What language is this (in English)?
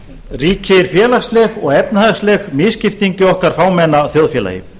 Icelandic